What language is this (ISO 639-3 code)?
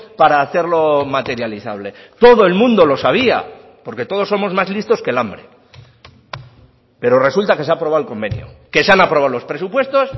spa